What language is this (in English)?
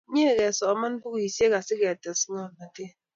Kalenjin